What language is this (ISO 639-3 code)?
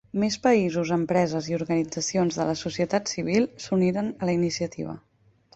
cat